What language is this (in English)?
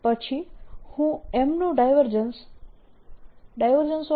Gujarati